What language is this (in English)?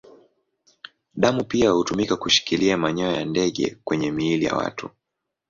Swahili